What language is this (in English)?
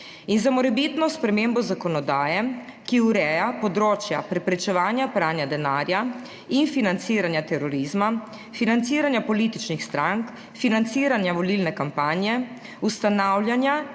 Slovenian